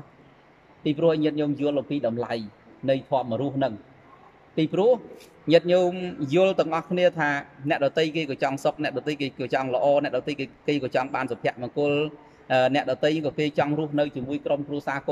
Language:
Vietnamese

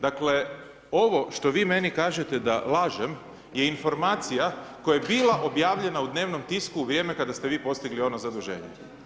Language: Croatian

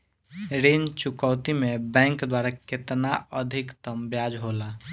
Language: Bhojpuri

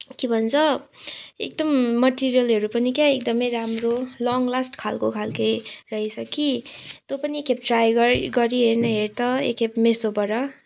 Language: Nepali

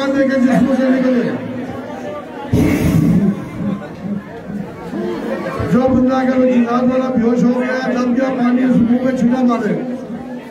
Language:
Turkish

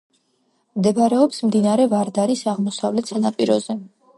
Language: Georgian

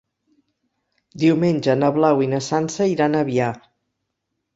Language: Catalan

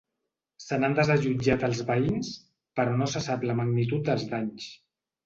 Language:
Catalan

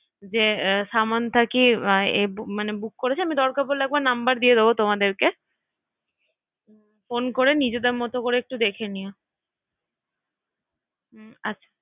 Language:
Bangla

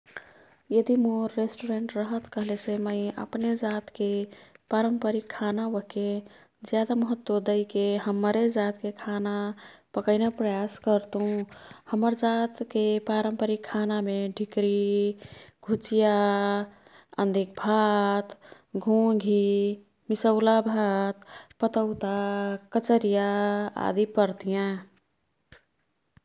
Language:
Kathoriya Tharu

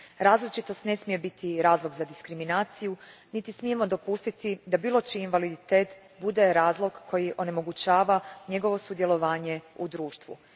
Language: Croatian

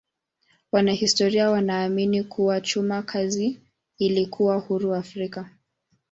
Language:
Swahili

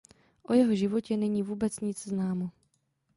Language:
Czech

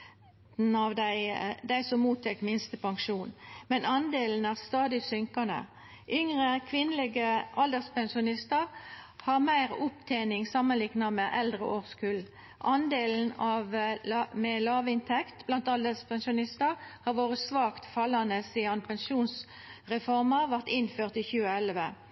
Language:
Norwegian Nynorsk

